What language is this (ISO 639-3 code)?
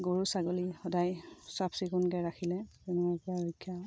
asm